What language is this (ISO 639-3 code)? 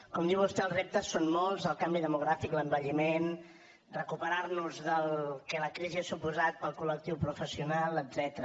cat